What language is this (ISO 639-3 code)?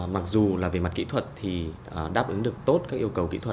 vie